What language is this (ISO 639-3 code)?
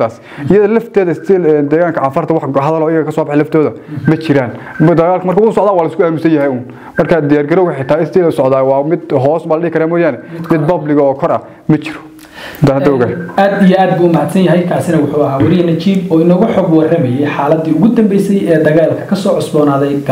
ara